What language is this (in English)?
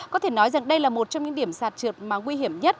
Vietnamese